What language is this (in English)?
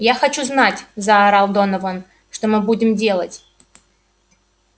Russian